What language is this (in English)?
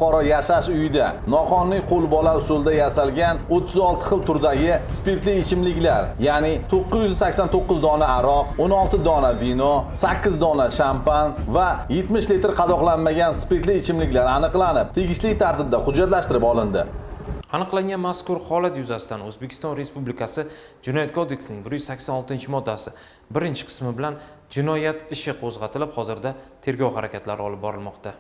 Turkish